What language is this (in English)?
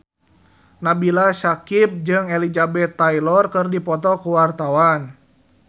Sundanese